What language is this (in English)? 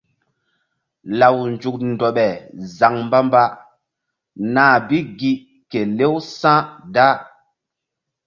Mbum